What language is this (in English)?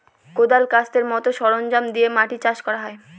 Bangla